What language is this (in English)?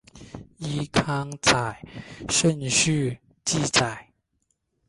Chinese